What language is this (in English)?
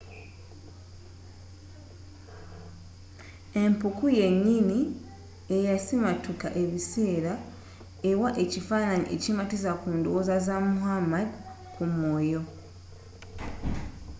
Ganda